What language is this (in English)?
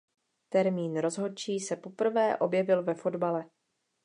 Czech